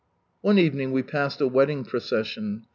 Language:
English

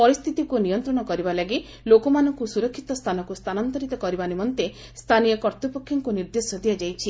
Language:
Odia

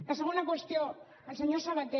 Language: Catalan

